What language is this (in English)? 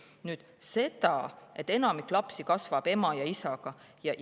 Estonian